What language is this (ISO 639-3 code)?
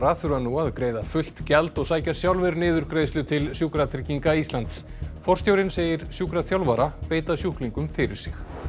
isl